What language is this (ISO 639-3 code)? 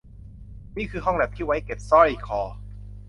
tha